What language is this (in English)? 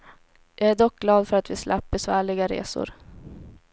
Swedish